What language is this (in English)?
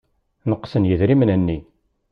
Kabyle